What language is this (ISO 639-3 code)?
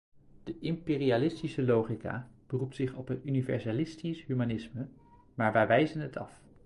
nld